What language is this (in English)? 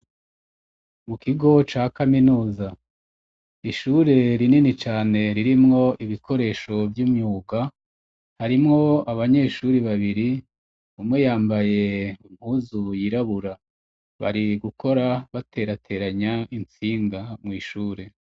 Rundi